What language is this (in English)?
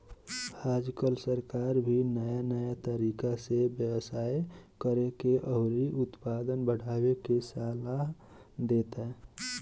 Bhojpuri